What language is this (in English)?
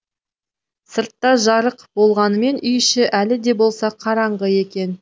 Kazakh